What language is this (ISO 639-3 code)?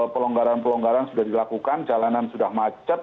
ind